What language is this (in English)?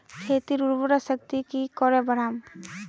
Magahi